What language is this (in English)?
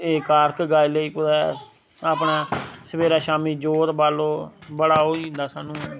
Dogri